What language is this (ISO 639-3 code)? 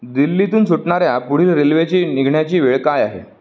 mar